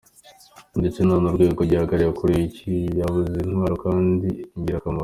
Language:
Kinyarwanda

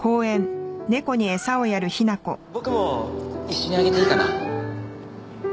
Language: Japanese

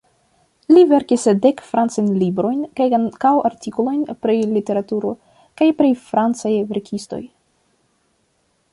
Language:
Esperanto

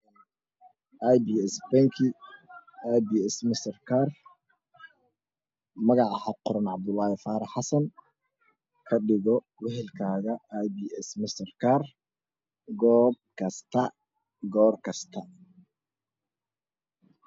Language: Somali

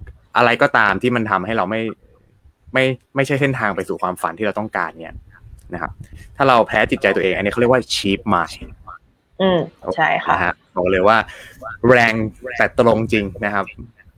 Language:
Thai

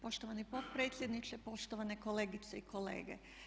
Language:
Croatian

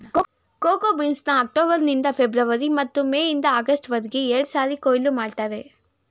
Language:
Kannada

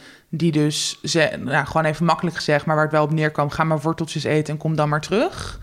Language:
Dutch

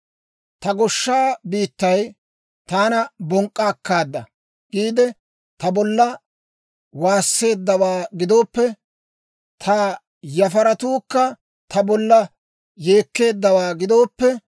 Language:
Dawro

